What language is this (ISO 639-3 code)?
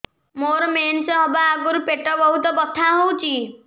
ori